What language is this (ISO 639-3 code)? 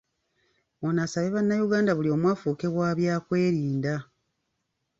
lug